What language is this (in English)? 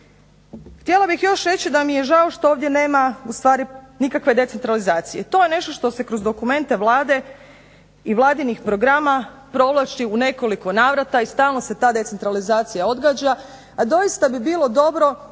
Croatian